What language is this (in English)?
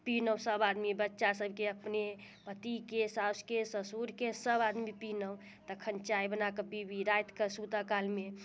Maithili